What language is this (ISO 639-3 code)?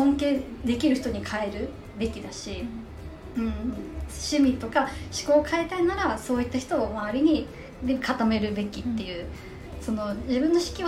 jpn